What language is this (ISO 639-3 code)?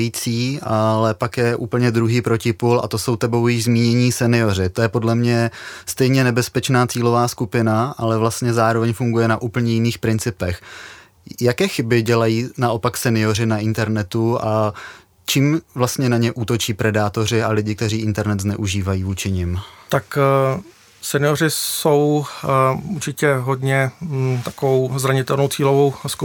ces